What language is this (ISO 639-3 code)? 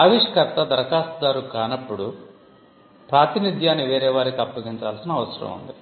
tel